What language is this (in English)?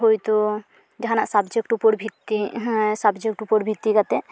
Santali